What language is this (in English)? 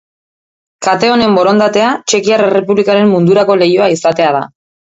Basque